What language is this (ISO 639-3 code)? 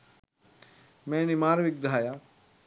sin